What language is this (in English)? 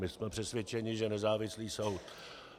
Czech